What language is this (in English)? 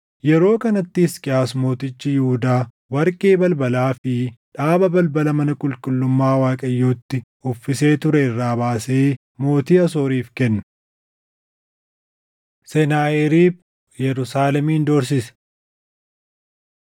Oromo